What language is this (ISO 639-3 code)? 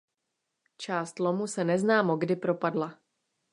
ces